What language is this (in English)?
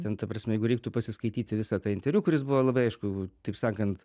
Lithuanian